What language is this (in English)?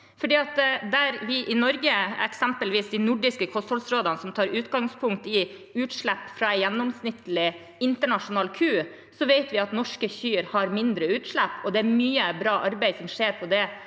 Norwegian